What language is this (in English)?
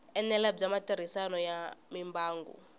Tsonga